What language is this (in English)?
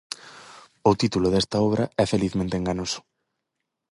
Galician